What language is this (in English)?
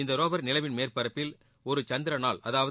Tamil